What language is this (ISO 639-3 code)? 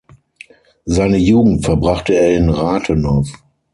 deu